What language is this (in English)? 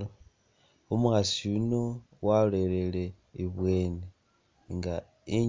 Masaaba